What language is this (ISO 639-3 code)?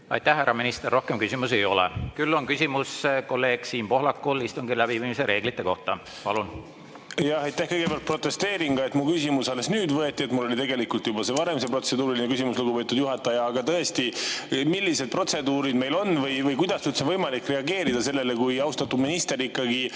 est